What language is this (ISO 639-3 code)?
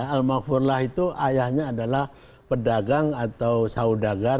ind